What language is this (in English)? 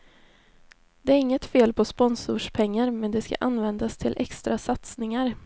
Swedish